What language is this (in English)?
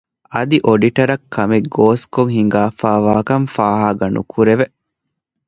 Divehi